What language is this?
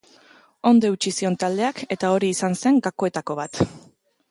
Basque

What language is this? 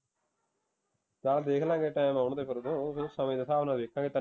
Punjabi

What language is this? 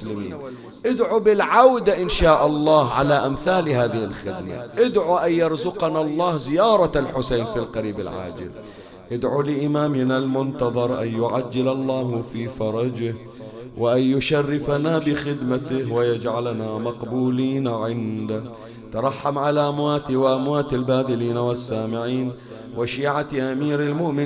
Arabic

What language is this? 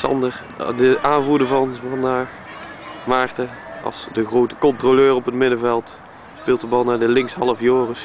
Dutch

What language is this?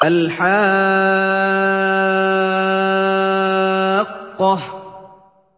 Arabic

